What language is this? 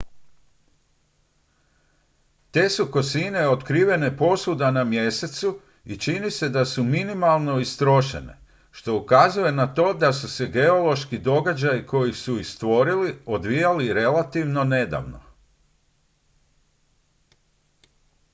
Croatian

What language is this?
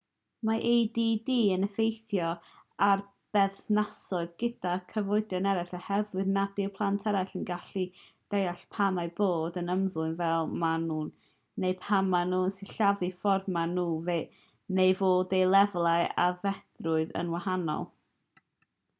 Welsh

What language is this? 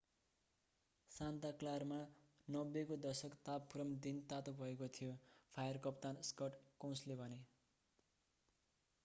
Nepali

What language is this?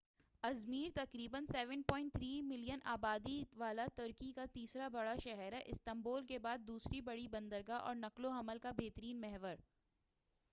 Urdu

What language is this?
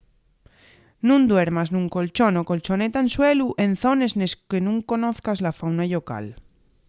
Asturian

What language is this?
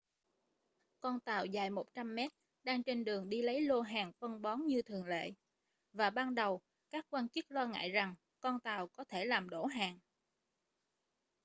Vietnamese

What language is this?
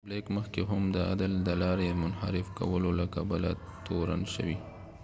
Pashto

